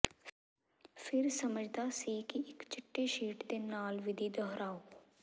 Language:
Punjabi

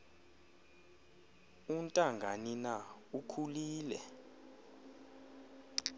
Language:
Xhosa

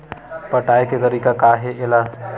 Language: Chhattisgarhi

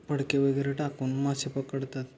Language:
Marathi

